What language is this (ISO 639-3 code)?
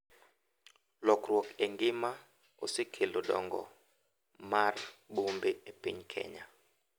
luo